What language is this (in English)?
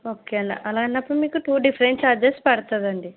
Telugu